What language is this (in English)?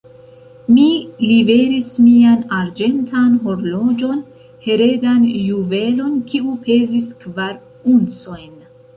Esperanto